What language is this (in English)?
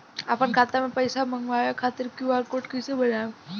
Bhojpuri